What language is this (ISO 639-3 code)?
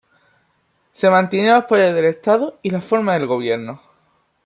spa